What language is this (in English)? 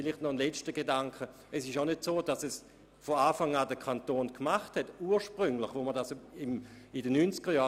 Swiss German